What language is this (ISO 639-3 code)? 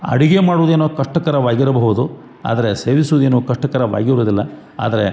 kan